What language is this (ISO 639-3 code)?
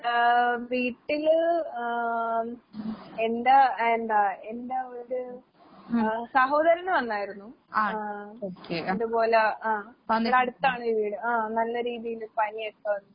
mal